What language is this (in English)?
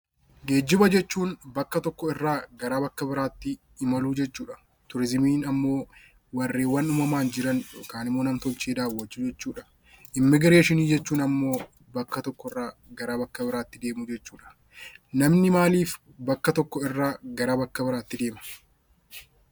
Oromo